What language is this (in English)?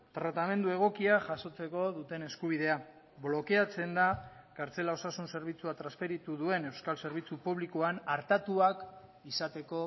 Basque